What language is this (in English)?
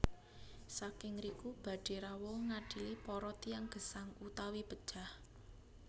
Javanese